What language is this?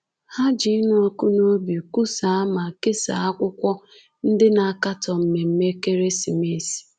Igbo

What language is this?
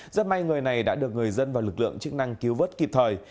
Vietnamese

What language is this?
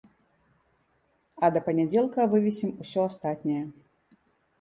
Belarusian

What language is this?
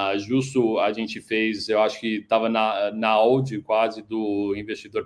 Portuguese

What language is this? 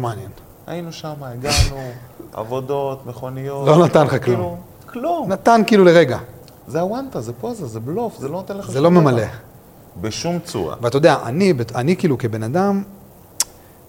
Hebrew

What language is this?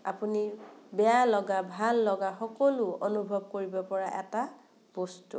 Assamese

